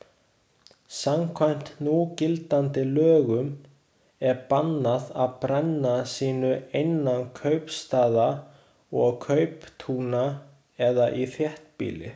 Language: Icelandic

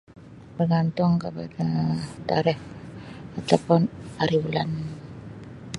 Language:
Sabah Malay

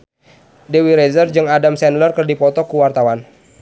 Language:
Sundanese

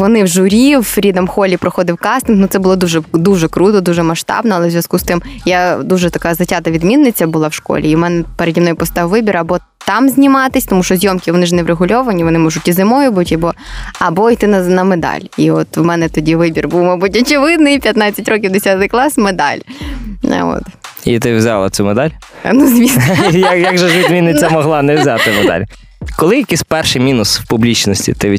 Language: Ukrainian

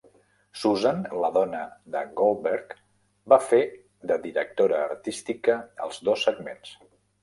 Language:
Catalan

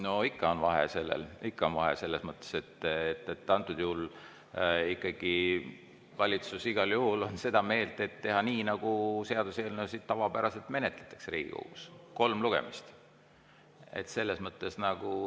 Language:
Estonian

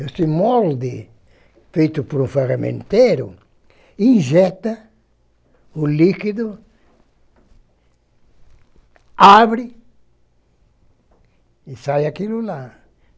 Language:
Portuguese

